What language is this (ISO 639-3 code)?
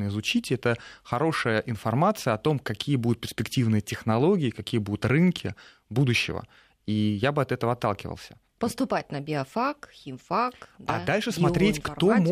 rus